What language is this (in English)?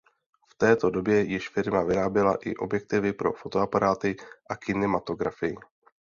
Czech